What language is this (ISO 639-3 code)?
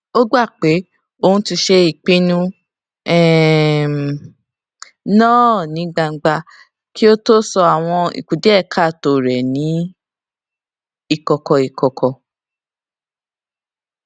yor